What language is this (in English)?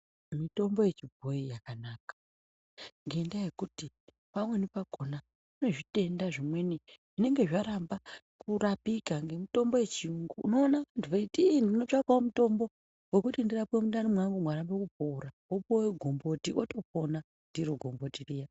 Ndau